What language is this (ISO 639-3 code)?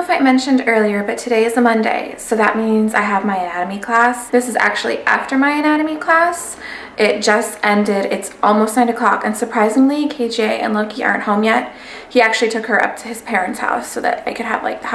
eng